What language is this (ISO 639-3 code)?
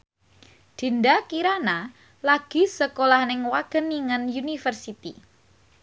jav